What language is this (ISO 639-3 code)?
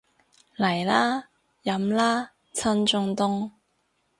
yue